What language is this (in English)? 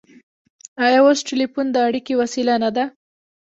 Pashto